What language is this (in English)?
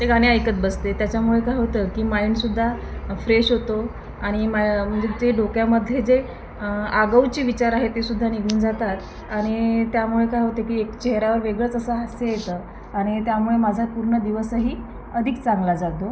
Marathi